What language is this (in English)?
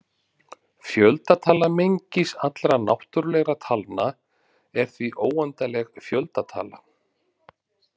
Icelandic